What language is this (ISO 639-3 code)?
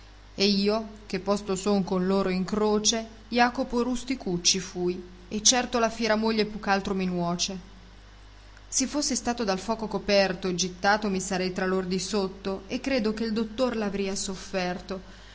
ita